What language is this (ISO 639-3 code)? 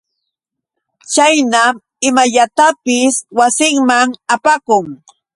qux